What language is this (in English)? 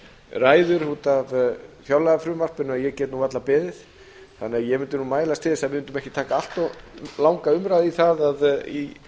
Icelandic